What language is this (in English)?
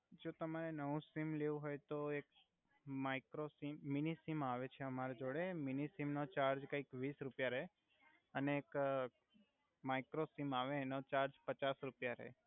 Gujarati